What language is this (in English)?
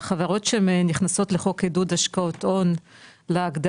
Hebrew